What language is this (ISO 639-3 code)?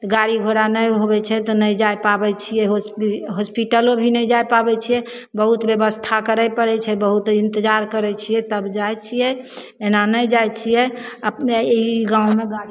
mai